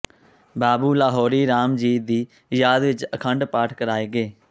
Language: Punjabi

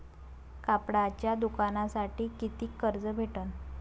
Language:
Marathi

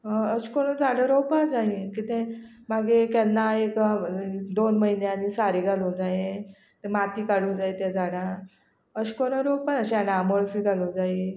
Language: Konkani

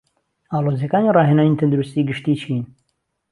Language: Central Kurdish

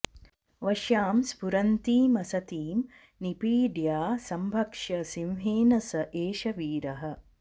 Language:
Sanskrit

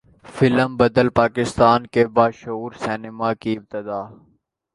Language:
Urdu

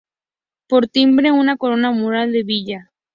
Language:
Spanish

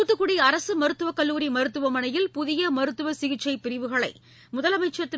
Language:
Tamil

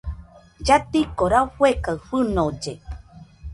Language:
Nüpode Huitoto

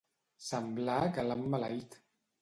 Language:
Catalan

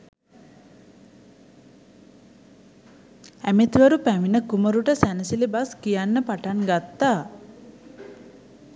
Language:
Sinhala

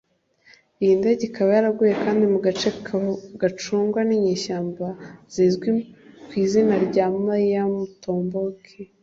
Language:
Kinyarwanda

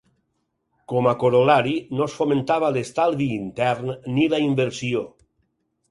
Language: Catalan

